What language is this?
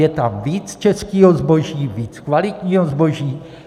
Czech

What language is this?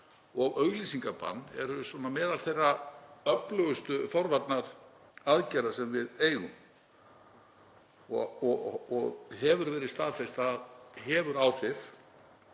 Icelandic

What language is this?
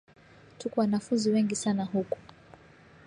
Swahili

